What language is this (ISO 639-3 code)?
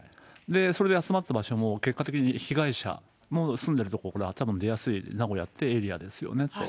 jpn